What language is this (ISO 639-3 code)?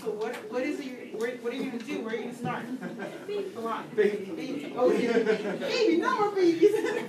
eng